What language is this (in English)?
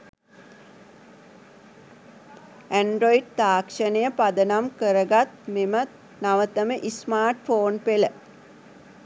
Sinhala